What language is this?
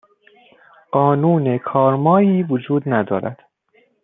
Persian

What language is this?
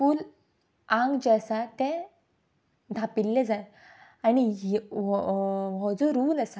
Konkani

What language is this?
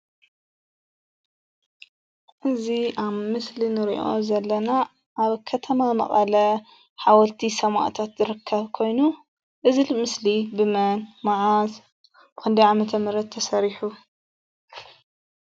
Tigrinya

